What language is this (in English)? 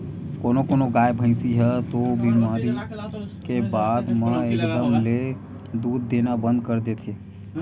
Chhattisgarhi